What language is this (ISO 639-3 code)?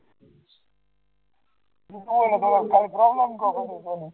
guj